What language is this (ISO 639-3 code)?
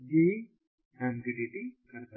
hin